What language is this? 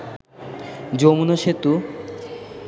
Bangla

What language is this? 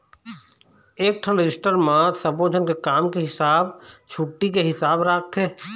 Chhattisgarhi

